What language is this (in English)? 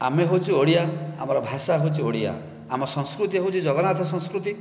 Odia